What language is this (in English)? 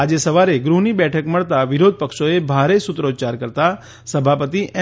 Gujarati